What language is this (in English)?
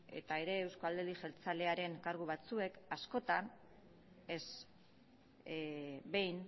Basque